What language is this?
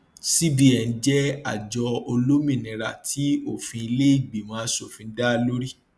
Yoruba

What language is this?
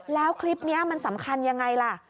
Thai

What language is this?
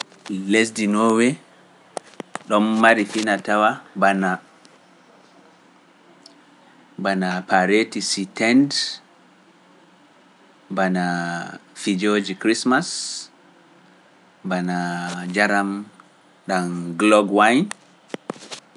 Pular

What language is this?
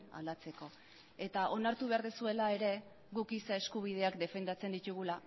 Basque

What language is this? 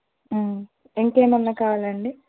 Telugu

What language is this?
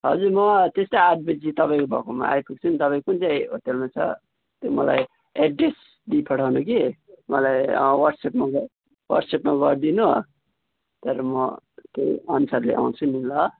Nepali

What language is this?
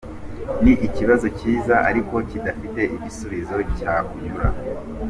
Kinyarwanda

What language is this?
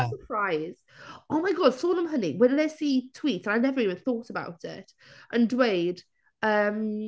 Welsh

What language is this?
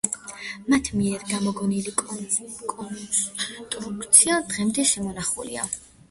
Georgian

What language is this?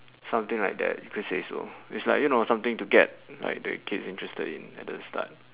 English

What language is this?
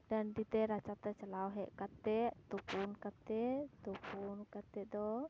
Santali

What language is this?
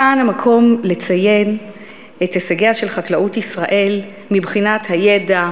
Hebrew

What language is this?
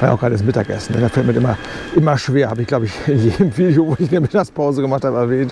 German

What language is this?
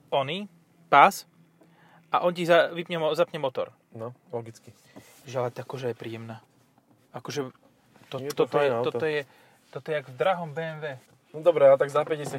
Slovak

